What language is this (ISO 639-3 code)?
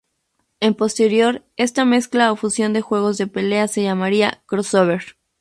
spa